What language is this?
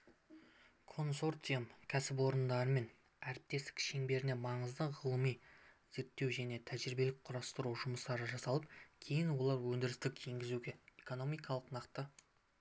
Kazakh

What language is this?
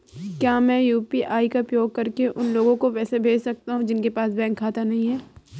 Hindi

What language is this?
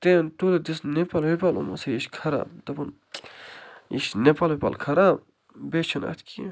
Kashmiri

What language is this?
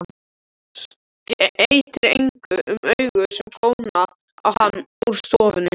Icelandic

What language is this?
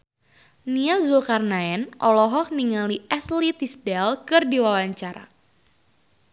Sundanese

